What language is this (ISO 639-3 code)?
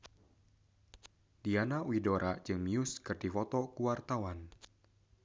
sun